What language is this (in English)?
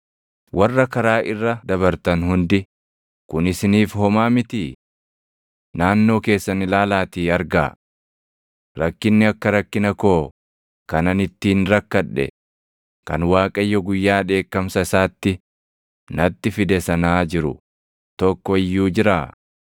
Oromo